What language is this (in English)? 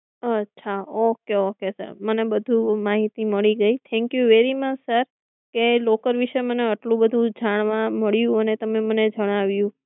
Gujarati